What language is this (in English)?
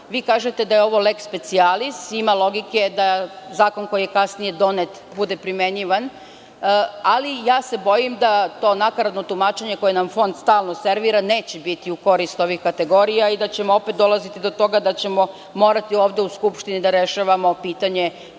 Serbian